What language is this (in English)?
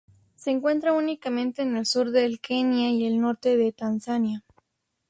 Spanish